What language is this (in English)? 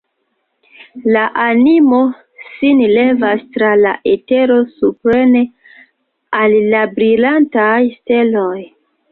Esperanto